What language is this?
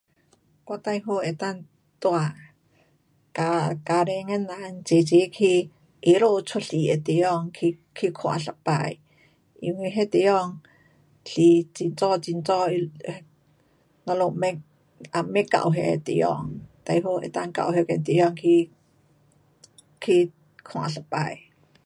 Pu-Xian Chinese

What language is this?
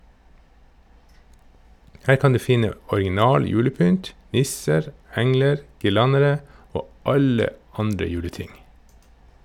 Norwegian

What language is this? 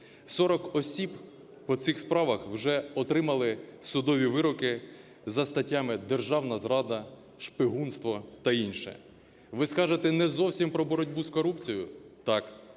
Ukrainian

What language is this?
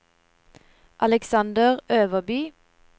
Norwegian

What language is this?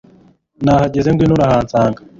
Kinyarwanda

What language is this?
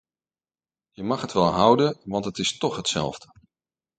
Dutch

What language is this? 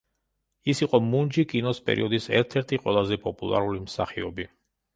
Georgian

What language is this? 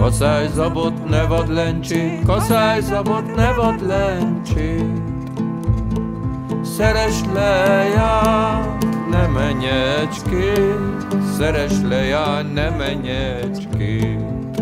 Hungarian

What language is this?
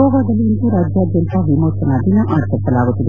Kannada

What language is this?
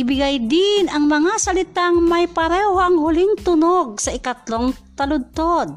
Filipino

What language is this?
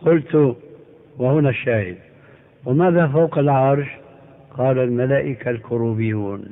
Arabic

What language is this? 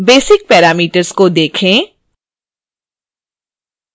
Hindi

